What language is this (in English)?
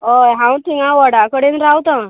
Konkani